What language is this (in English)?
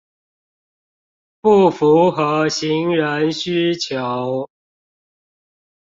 Chinese